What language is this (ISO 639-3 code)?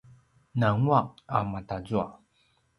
pwn